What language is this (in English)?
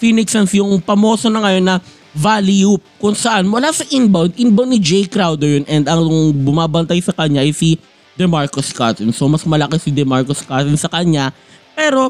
Filipino